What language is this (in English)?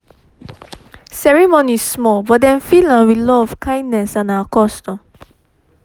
Nigerian Pidgin